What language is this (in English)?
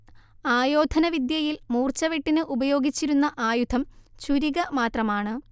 Malayalam